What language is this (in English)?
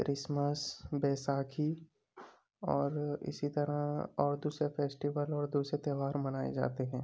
Urdu